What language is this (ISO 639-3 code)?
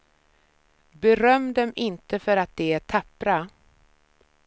swe